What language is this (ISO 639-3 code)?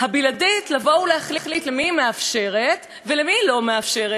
heb